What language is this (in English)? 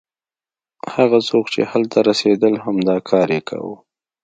Pashto